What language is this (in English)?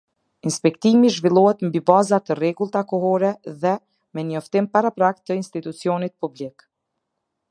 Albanian